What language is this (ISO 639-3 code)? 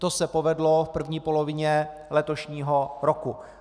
ces